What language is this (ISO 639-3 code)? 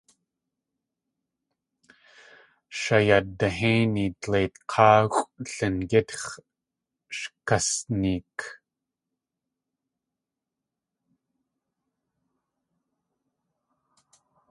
tli